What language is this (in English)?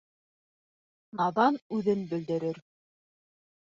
Bashkir